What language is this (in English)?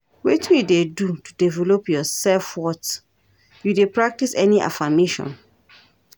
Nigerian Pidgin